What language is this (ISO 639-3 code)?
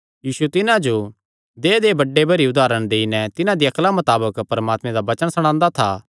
xnr